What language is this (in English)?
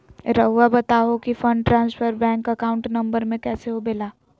Magahi